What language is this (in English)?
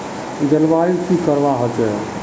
Magahi